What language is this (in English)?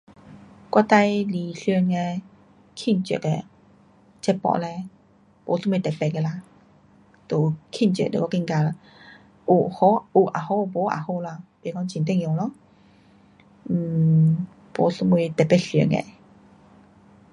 Pu-Xian Chinese